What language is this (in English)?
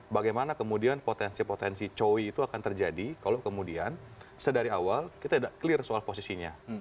Indonesian